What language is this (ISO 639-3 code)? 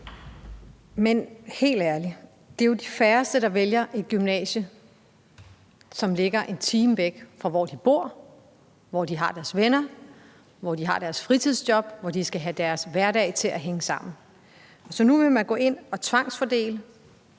dan